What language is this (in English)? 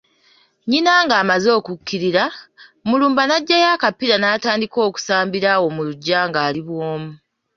Ganda